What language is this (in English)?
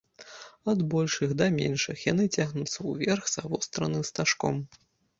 Belarusian